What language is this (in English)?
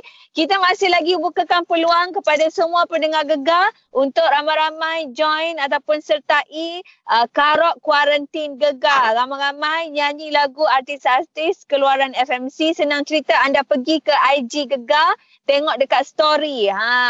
Malay